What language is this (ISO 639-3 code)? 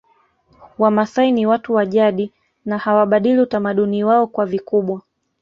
swa